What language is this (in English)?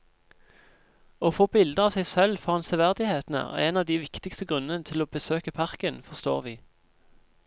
Norwegian